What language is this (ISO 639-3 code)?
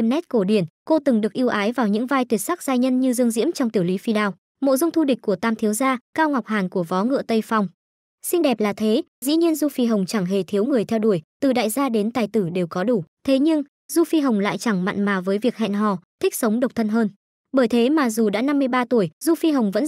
vie